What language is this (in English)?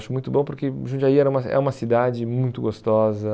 Portuguese